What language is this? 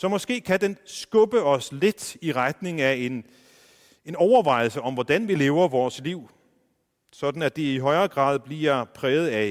Danish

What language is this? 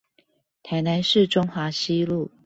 Chinese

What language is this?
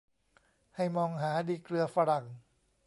Thai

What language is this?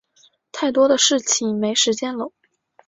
Chinese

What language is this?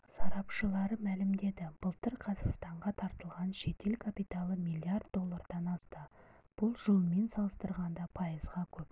Kazakh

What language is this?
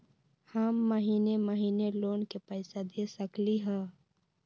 Magahi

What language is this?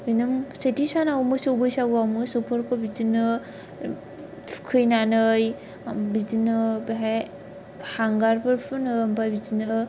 Bodo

